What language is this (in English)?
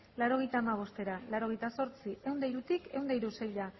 Basque